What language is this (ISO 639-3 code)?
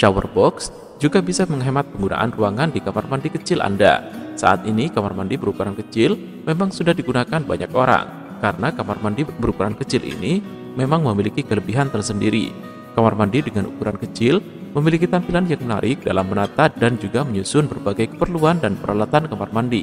ind